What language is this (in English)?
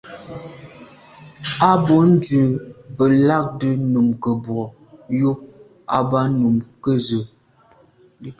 Medumba